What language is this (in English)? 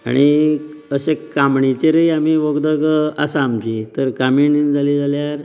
Konkani